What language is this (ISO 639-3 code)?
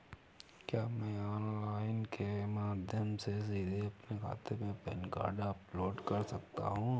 hin